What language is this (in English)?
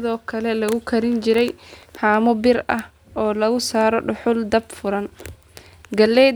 Somali